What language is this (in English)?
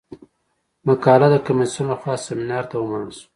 Pashto